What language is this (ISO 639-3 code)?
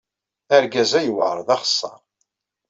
kab